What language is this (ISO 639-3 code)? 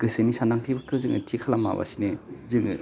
brx